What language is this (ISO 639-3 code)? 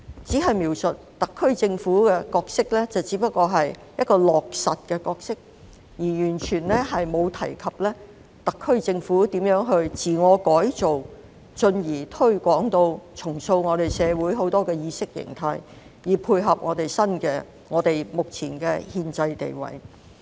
yue